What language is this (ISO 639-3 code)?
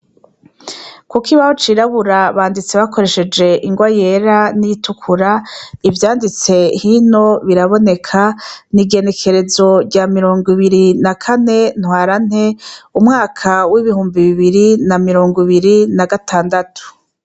run